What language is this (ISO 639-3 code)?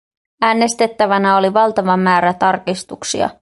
fin